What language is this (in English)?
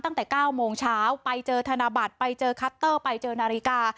Thai